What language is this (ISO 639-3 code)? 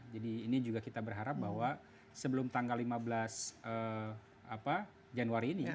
ind